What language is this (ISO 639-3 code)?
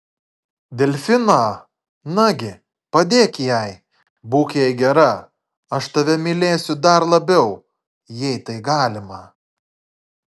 lit